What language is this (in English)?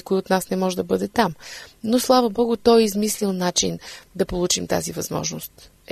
Bulgarian